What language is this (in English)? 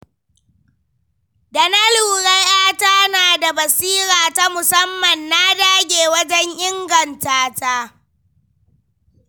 Hausa